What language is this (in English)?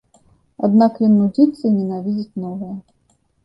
Belarusian